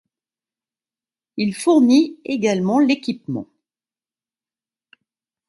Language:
French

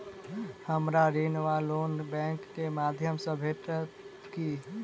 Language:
Maithili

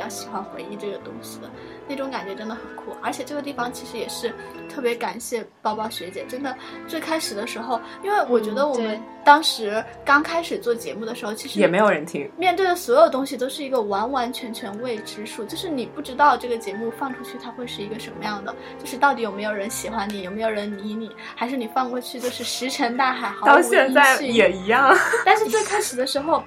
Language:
Chinese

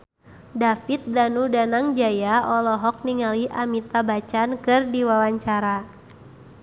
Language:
Sundanese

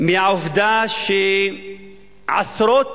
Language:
Hebrew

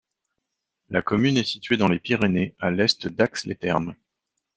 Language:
French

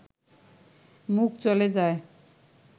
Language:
Bangla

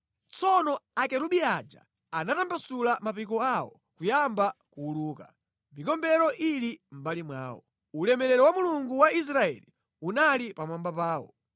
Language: Nyanja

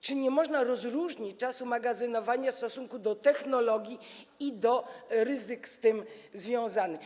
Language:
Polish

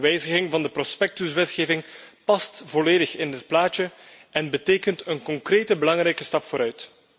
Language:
Dutch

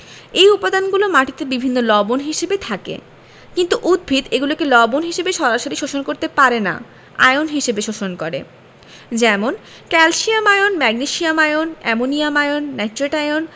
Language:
Bangla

